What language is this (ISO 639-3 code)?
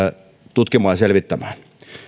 fin